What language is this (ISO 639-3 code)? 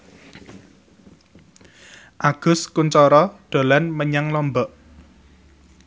jav